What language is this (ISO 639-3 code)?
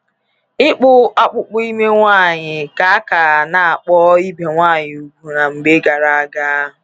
ibo